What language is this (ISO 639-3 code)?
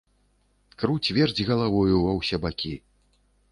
bel